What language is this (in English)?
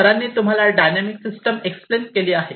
Marathi